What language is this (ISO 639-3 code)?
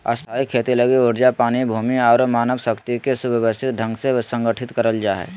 mag